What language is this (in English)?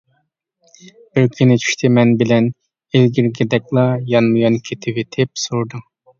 Uyghur